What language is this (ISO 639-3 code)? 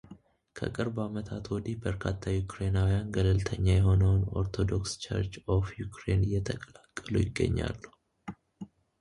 amh